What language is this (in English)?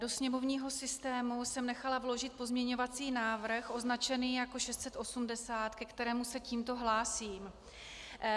Czech